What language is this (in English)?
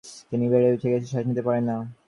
Bangla